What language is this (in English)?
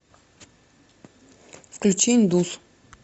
Russian